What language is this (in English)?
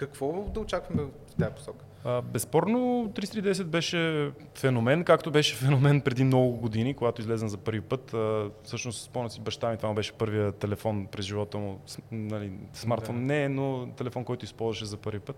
Bulgarian